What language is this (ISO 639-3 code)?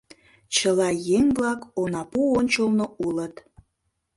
chm